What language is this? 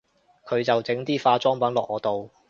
Cantonese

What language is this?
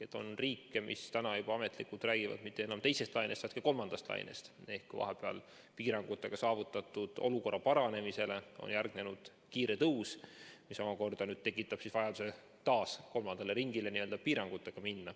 Estonian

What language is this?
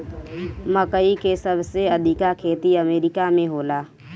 Bhojpuri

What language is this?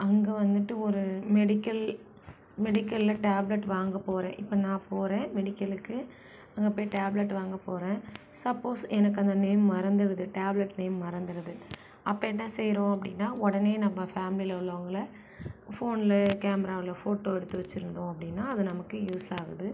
Tamil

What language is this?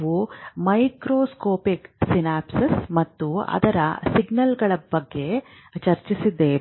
Kannada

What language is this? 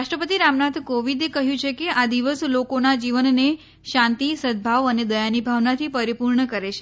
Gujarati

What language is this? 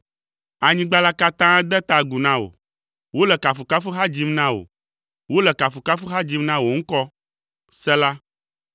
Ewe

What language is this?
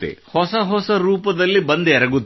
Kannada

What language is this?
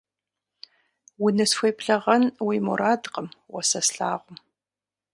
Kabardian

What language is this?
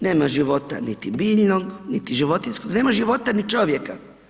Croatian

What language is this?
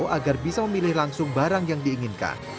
Indonesian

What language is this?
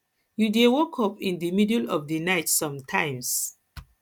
Nigerian Pidgin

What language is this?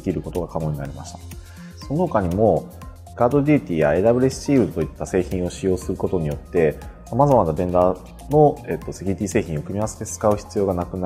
Japanese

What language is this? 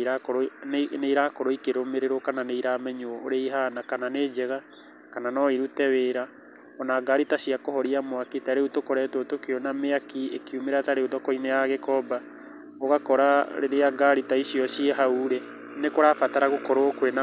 Kikuyu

